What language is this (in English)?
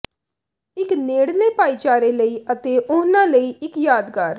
Punjabi